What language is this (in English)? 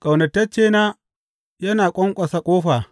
Hausa